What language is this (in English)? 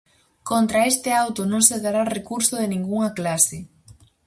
Galician